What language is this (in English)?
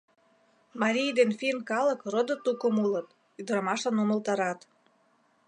Mari